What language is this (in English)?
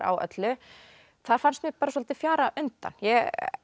Icelandic